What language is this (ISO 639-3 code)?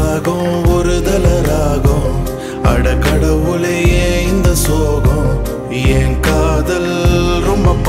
tam